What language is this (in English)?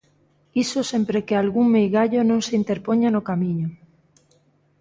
Galician